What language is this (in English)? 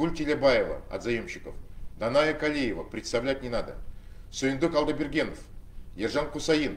Russian